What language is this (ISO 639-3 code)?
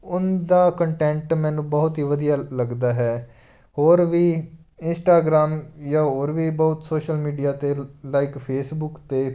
pan